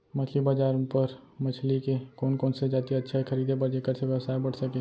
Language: Chhattisgarhi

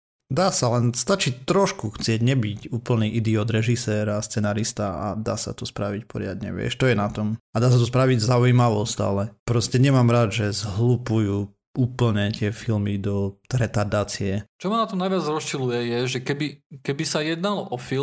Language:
Slovak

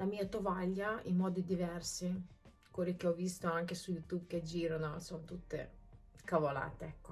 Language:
Italian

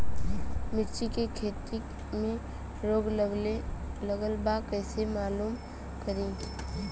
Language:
Bhojpuri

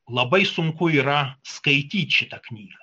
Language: Lithuanian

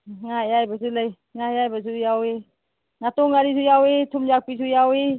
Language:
Manipuri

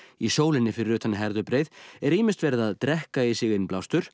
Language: Icelandic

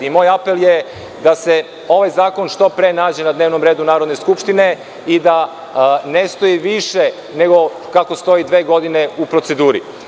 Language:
Serbian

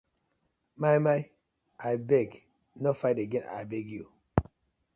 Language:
Nigerian Pidgin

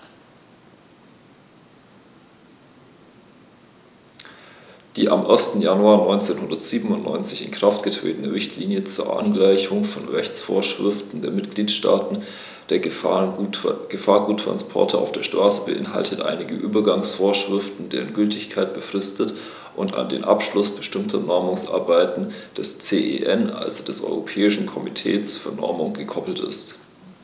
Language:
German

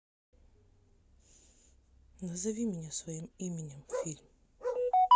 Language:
Russian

